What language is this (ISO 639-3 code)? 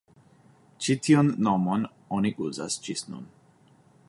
epo